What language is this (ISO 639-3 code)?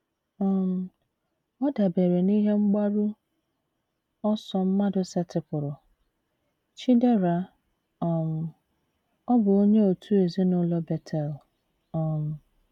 ibo